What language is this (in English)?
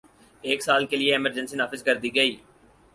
Urdu